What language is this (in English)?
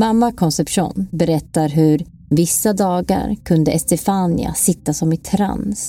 Swedish